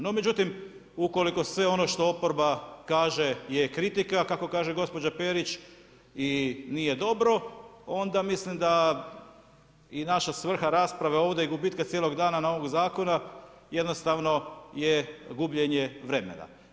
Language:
Croatian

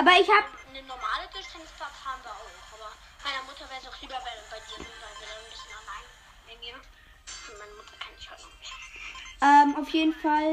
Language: German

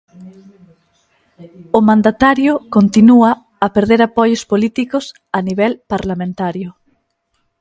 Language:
Galician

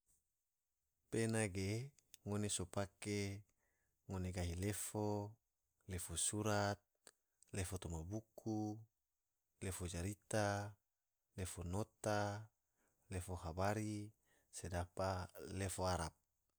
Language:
Tidore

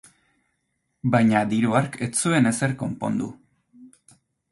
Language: Basque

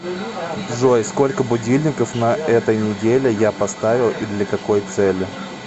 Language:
Russian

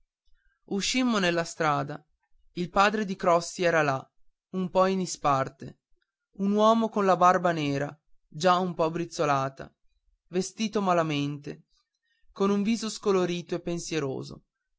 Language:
Italian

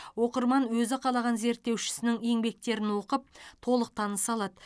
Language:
Kazakh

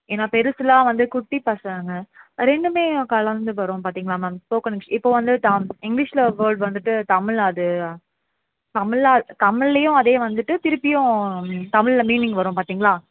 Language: Tamil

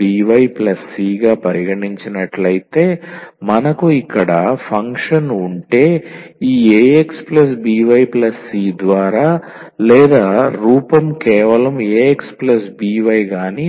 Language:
Telugu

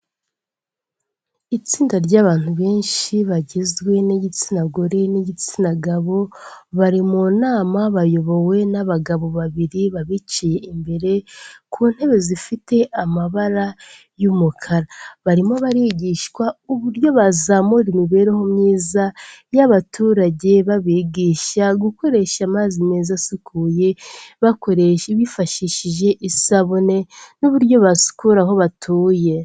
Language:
Kinyarwanda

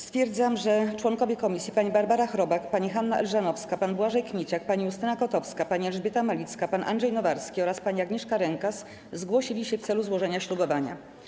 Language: Polish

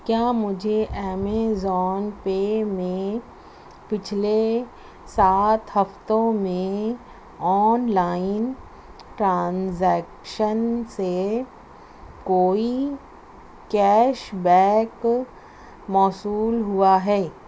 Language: Urdu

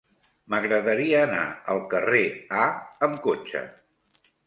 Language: Catalan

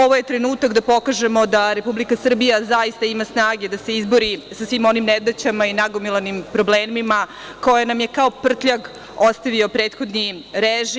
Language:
Serbian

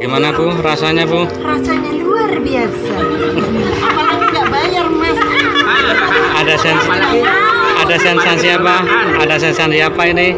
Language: Indonesian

